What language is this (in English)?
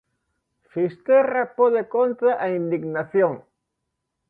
Galician